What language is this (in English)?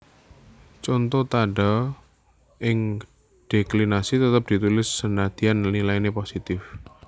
Javanese